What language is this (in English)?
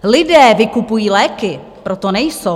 Czech